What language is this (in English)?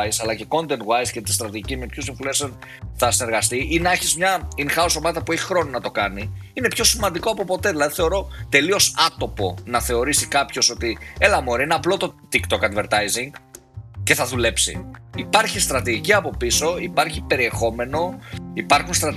Greek